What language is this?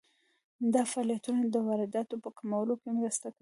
Pashto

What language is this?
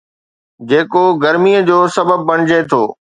Sindhi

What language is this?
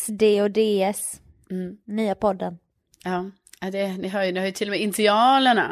Swedish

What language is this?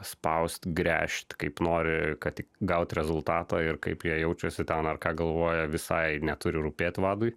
Lithuanian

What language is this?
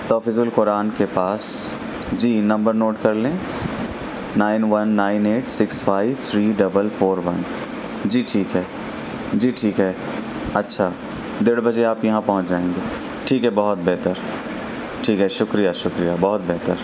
Urdu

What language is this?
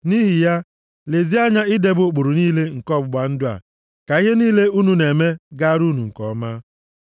Igbo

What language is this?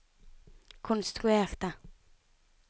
Norwegian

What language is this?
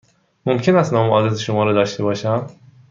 Persian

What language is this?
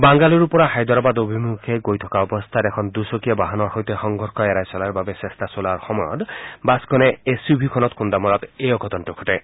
Assamese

